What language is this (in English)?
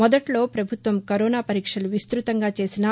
Telugu